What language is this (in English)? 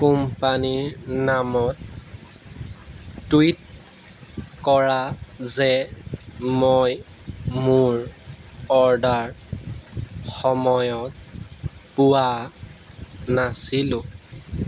Assamese